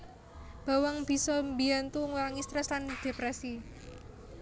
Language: Javanese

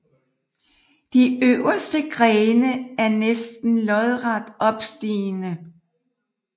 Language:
Danish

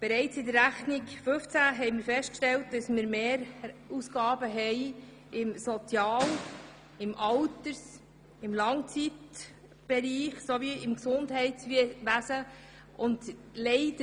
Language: Swiss German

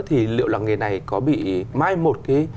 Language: Vietnamese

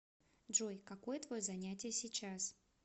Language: Russian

